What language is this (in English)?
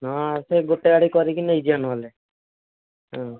Odia